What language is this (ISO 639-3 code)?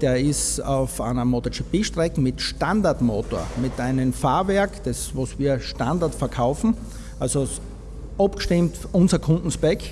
deu